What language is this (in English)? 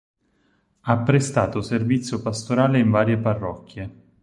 Italian